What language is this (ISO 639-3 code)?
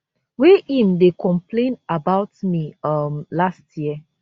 pcm